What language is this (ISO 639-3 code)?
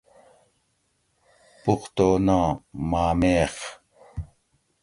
gwc